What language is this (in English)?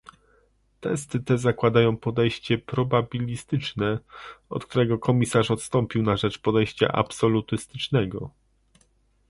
Polish